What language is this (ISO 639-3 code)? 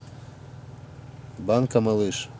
rus